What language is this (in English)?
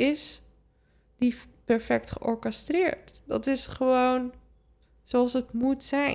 Dutch